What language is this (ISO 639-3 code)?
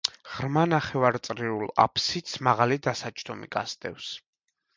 kat